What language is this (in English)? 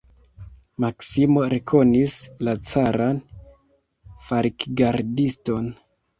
Esperanto